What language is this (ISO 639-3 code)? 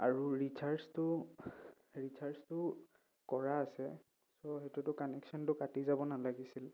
asm